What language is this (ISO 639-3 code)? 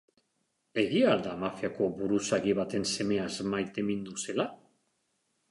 eus